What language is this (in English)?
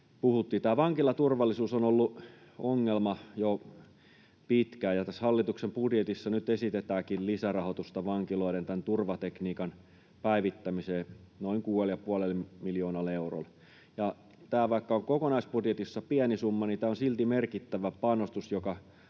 Finnish